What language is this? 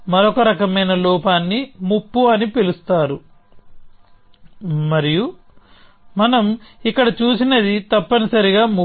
Telugu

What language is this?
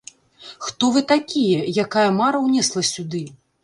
Belarusian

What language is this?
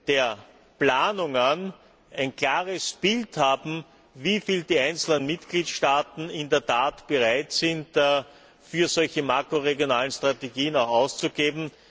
German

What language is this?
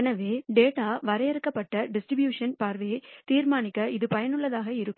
Tamil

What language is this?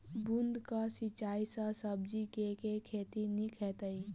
Maithili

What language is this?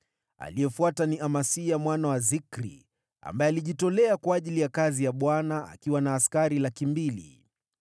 Swahili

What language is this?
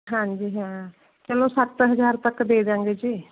Punjabi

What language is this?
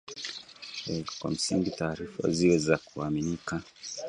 Swahili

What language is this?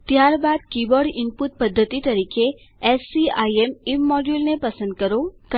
Gujarati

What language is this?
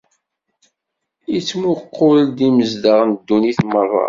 Kabyle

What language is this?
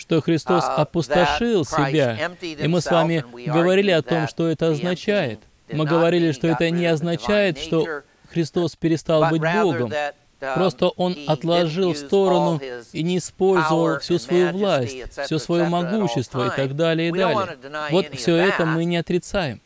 Russian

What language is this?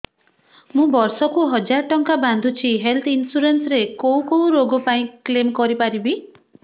Odia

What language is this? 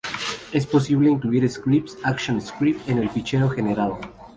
Spanish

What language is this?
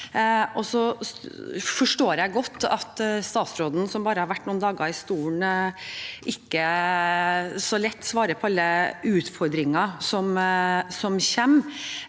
Norwegian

